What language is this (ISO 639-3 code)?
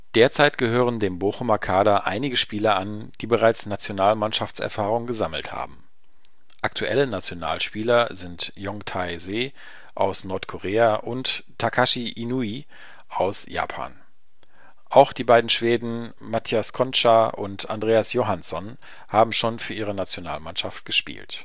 deu